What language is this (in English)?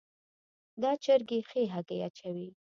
Pashto